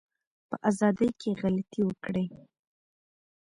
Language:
Pashto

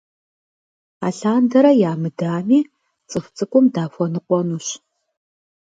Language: Kabardian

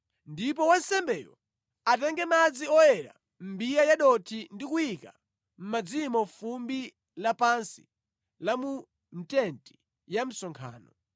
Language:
Nyanja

